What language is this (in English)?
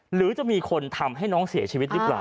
Thai